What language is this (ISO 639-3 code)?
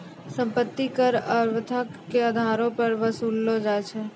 mai